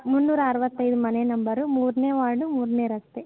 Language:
Kannada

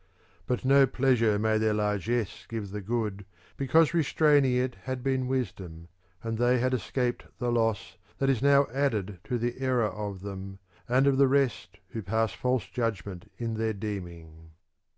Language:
English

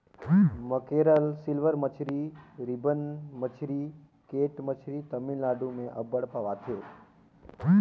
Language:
Chhattisgarhi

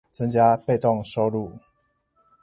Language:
Chinese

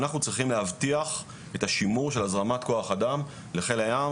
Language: Hebrew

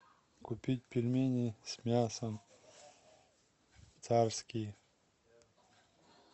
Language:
Russian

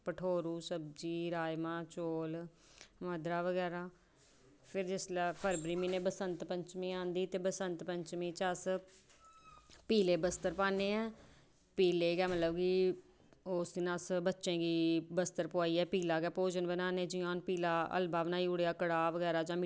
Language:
Dogri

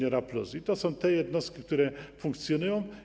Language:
Polish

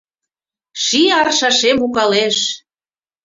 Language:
Mari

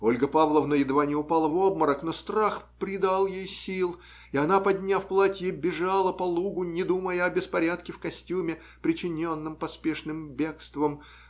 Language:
Russian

